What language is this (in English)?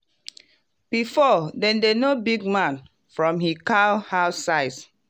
Nigerian Pidgin